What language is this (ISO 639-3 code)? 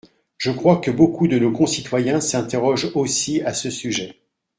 fra